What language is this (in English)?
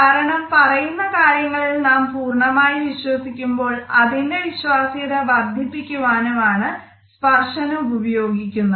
Malayalam